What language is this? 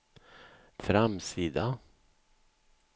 Swedish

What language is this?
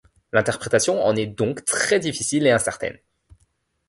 French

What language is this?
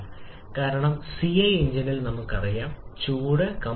Malayalam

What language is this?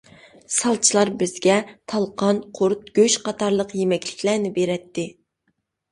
Uyghur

